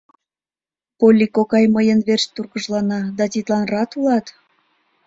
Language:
Mari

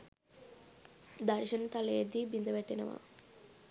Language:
Sinhala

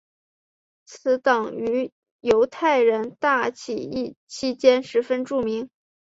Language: Chinese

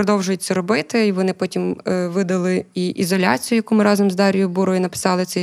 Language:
Ukrainian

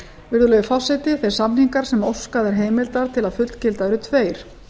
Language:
Icelandic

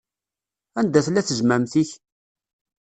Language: Kabyle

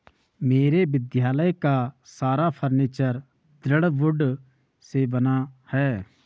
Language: Hindi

